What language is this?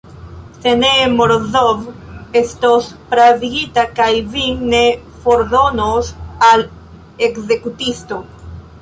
Esperanto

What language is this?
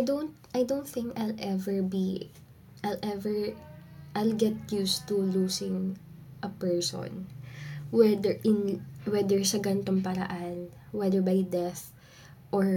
Filipino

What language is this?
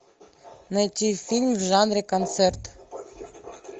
Russian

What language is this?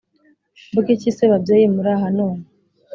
Kinyarwanda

